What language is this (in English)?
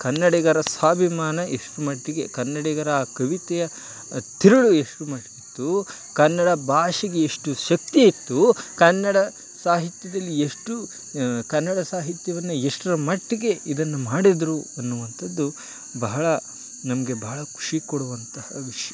Kannada